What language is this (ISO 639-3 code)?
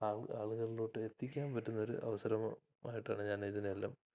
mal